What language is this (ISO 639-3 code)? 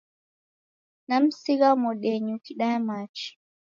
dav